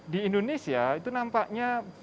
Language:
Indonesian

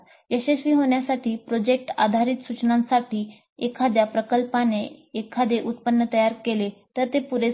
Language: Marathi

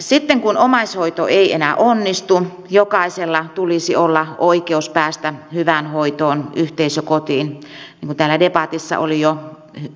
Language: Finnish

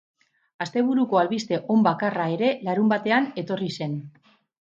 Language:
Basque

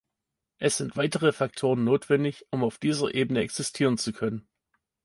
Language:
German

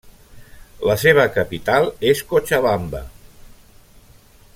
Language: Catalan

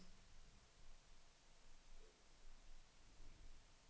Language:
Danish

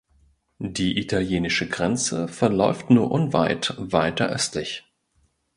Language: German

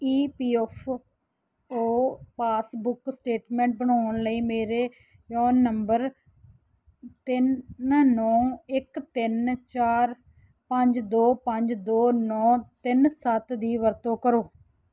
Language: Punjabi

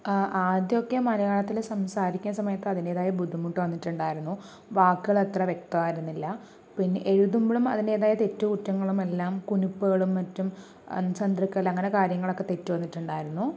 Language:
Malayalam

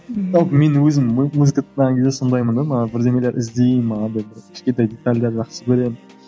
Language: Kazakh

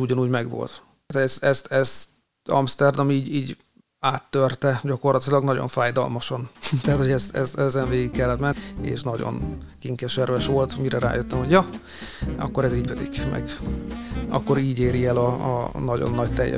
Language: Hungarian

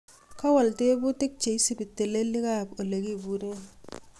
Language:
Kalenjin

